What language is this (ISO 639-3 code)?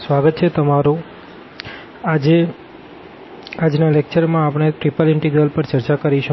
guj